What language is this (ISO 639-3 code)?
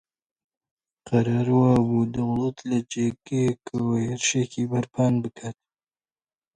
ckb